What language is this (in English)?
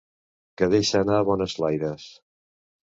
Catalan